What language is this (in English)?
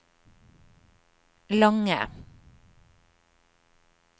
Norwegian